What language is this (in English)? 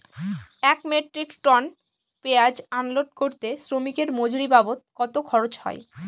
Bangla